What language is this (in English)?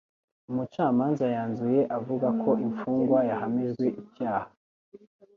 Kinyarwanda